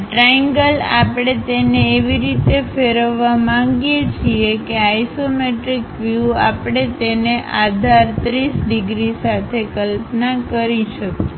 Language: Gujarati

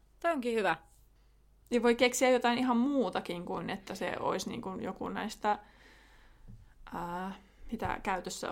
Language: Finnish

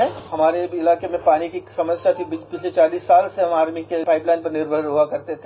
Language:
English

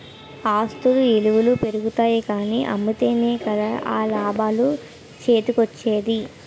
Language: Telugu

